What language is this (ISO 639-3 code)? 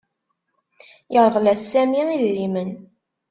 kab